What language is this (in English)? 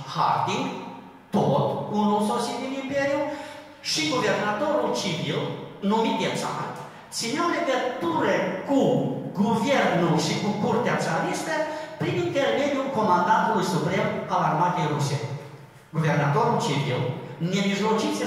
Romanian